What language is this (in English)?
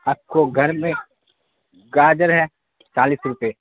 Urdu